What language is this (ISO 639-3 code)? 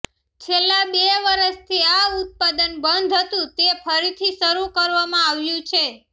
guj